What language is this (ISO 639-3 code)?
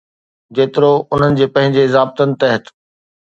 snd